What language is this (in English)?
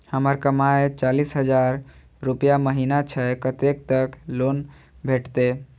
Maithili